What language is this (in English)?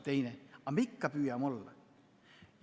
Estonian